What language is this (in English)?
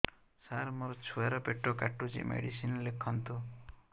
Odia